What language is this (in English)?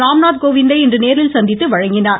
Tamil